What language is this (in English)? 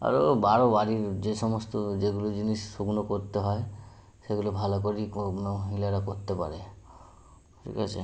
Bangla